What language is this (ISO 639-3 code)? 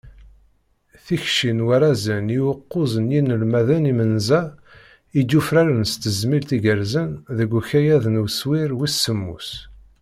kab